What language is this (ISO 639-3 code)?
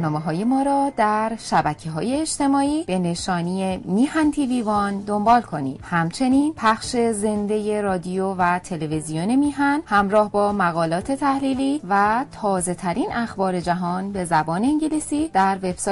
fas